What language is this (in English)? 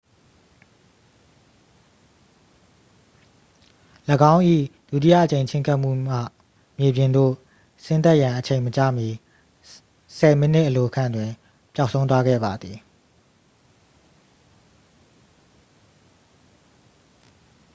Burmese